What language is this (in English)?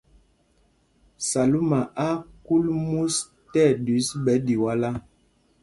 Mpumpong